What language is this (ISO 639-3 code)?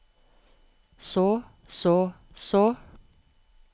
nor